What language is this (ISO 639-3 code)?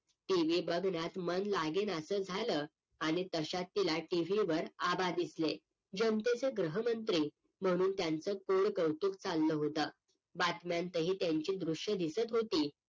mar